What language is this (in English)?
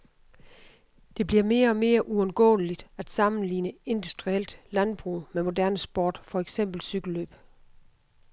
Danish